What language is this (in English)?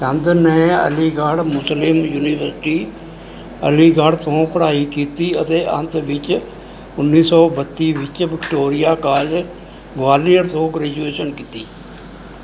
Punjabi